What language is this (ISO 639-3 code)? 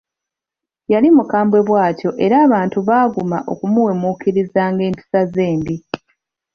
lug